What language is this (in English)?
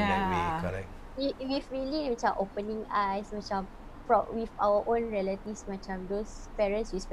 Malay